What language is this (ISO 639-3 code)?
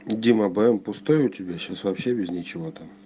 rus